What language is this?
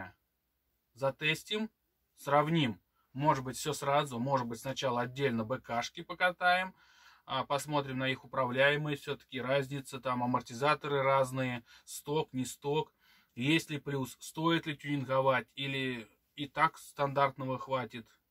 Russian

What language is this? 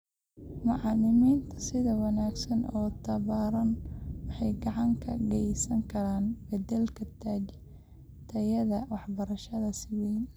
Somali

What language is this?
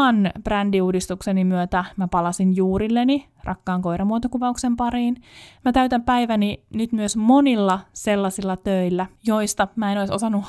Finnish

